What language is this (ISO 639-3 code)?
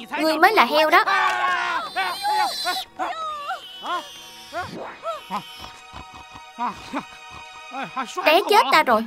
vie